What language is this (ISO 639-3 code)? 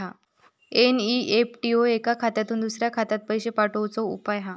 mar